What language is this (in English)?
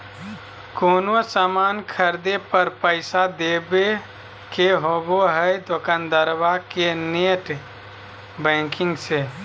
Magahi